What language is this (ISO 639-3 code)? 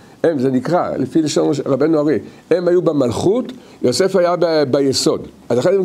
heb